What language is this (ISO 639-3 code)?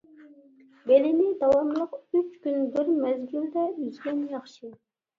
uig